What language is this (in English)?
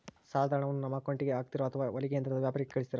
Kannada